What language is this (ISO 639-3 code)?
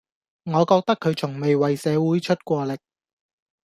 yue